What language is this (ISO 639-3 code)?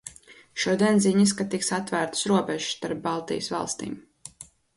lav